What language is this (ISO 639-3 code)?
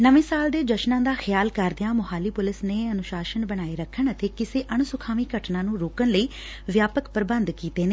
pan